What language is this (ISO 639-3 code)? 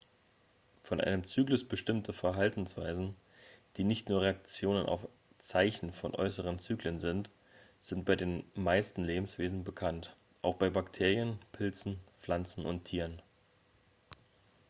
deu